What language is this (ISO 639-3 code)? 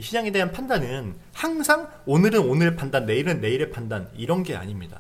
kor